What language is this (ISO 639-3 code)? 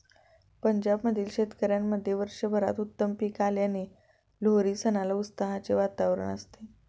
mar